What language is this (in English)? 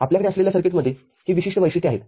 Marathi